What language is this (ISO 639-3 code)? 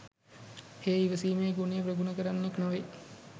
sin